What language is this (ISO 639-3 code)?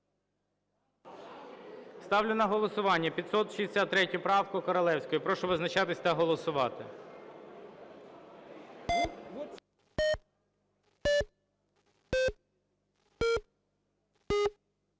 ukr